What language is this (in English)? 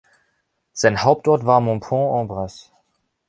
German